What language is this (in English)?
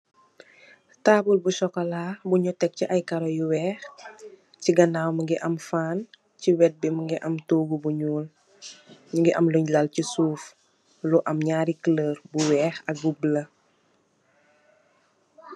Wolof